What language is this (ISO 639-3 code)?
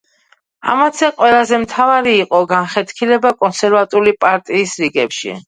kat